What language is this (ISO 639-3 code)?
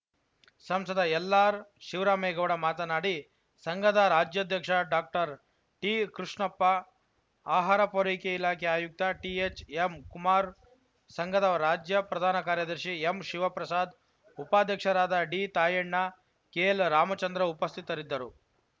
kan